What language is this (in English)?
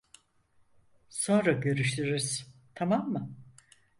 Turkish